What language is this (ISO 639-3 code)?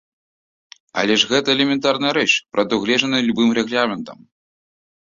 bel